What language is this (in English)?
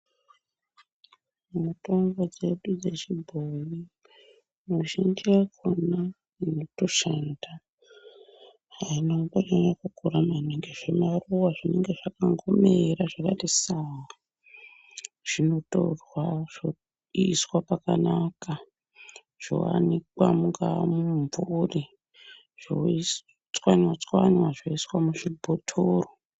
Ndau